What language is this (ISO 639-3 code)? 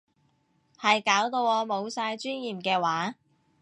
yue